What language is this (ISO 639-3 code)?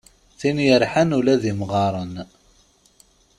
kab